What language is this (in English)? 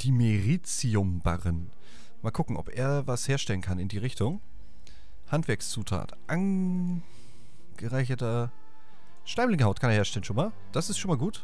German